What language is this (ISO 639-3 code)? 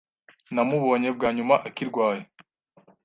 kin